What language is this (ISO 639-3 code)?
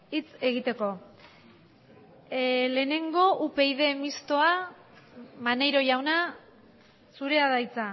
eus